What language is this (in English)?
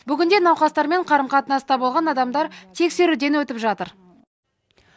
Kazakh